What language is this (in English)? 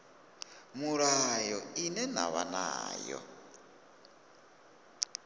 Venda